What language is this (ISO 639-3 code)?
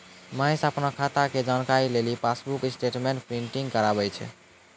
mai